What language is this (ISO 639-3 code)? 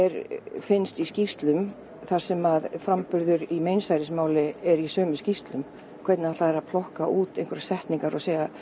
isl